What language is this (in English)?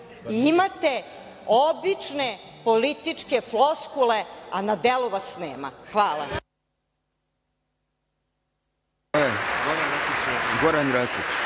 Serbian